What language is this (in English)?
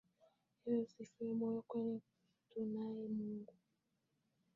Swahili